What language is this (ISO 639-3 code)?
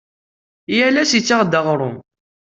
kab